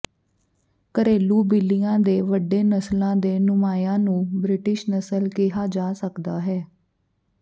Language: Punjabi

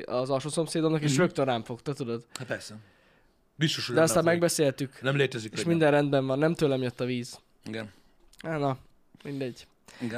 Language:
Hungarian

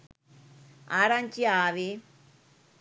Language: Sinhala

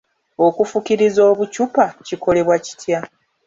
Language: Ganda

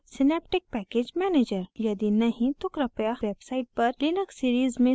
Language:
Hindi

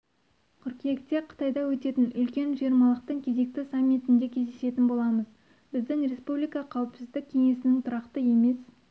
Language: Kazakh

